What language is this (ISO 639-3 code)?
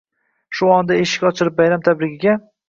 uzb